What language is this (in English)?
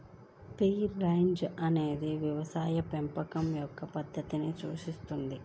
Telugu